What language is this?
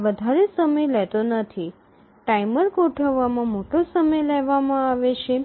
Gujarati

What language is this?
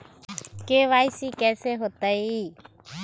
Magahi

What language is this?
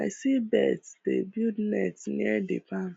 Nigerian Pidgin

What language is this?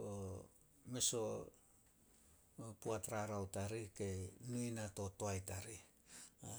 Solos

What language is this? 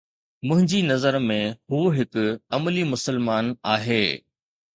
Sindhi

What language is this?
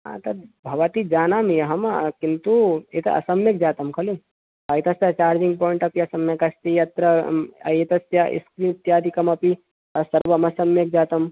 Sanskrit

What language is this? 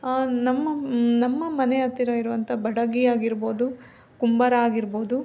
Kannada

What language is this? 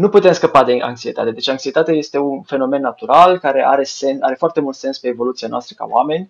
Romanian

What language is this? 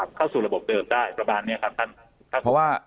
Thai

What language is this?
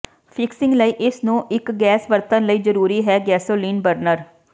Punjabi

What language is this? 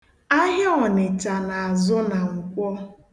Igbo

